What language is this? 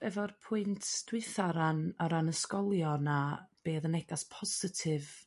Welsh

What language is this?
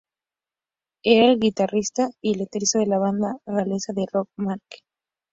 Spanish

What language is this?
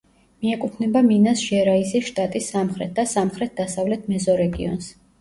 Georgian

